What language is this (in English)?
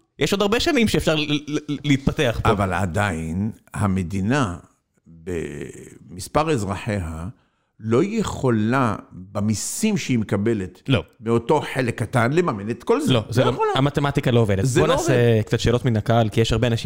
Hebrew